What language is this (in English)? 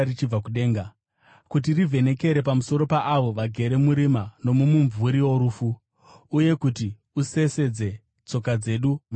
Shona